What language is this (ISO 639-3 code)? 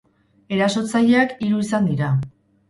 eus